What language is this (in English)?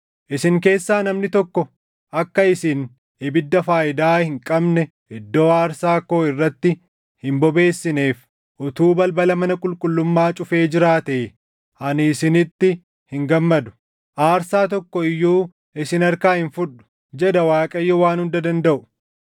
Oromo